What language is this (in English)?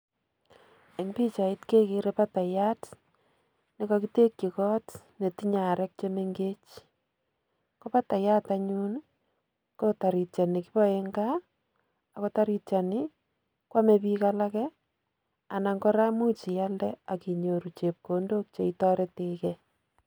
Kalenjin